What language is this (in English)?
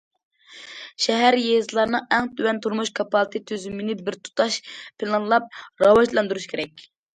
Uyghur